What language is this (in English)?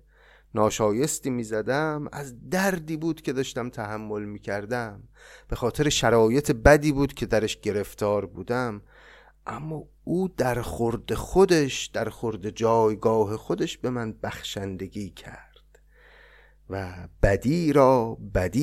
Persian